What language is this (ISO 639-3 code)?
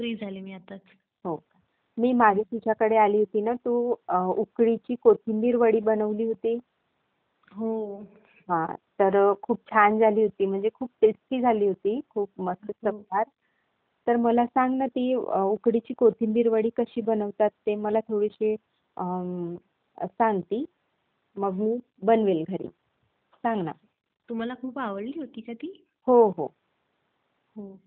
mar